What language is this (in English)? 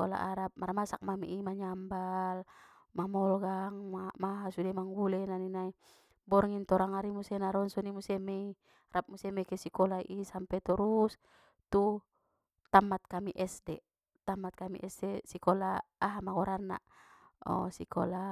Batak Mandailing